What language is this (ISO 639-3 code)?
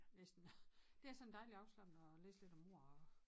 dan